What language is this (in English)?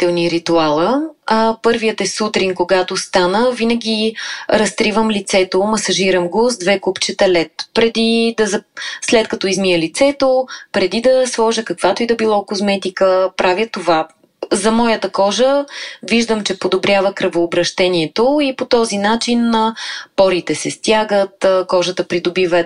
Bulgarian